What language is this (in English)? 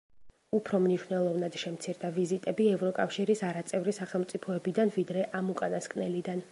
Georgian